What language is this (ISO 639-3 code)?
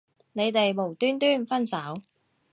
yue